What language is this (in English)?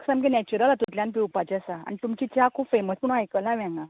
Konkani